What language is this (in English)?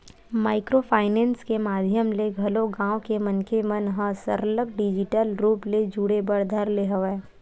Chhattisgarhi